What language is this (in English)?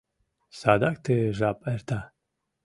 Mari